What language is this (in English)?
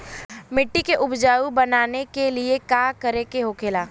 Bhojpuri